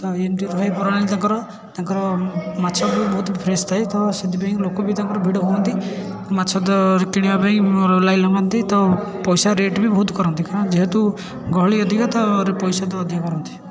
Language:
Odia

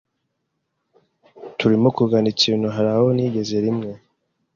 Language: Kinyarwanda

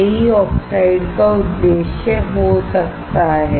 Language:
Hindi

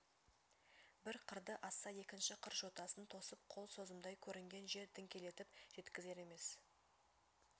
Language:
Kazakh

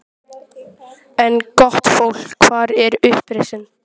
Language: Icelandic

